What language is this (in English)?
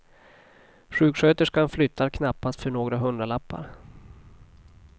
Swedish